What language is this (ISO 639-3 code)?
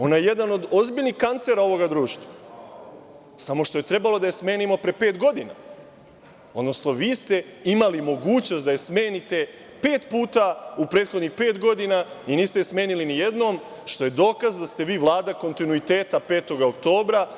srp